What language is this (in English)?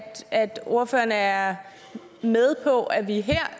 Danish